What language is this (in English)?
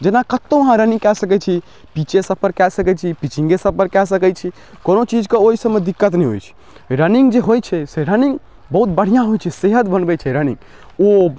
Maithili